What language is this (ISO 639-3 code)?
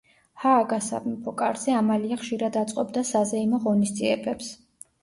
kat